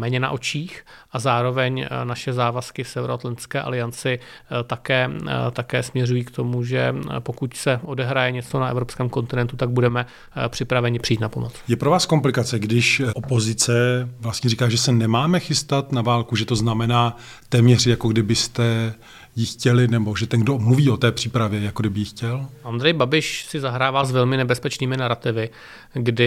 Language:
Czech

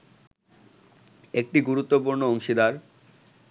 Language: Bangla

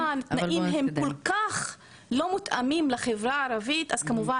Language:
Hebrew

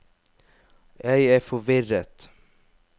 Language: Norwegian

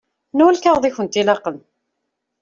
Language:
Kabyle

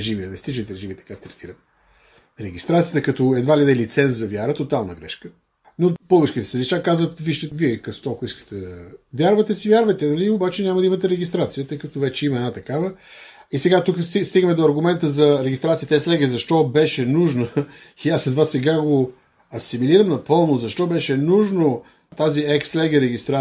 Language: Bulgarian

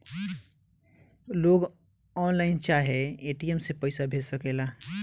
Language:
Bhojpuri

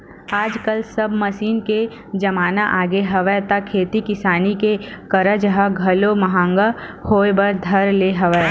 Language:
Chhattisgarhi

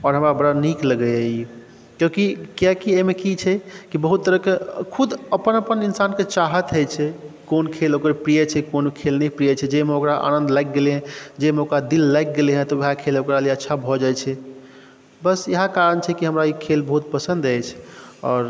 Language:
Maithili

